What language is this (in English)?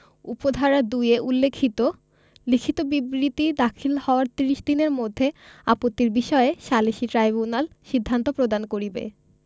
Bangla